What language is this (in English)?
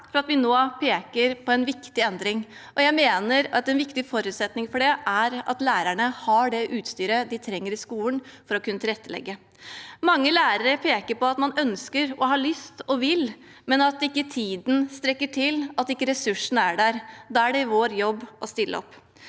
Norwegian